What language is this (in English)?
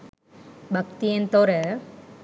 Sinhala